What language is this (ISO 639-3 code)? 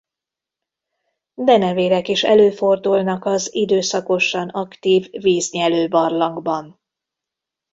hun